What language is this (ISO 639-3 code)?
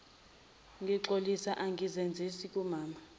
zul